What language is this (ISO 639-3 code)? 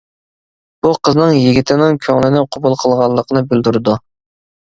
uig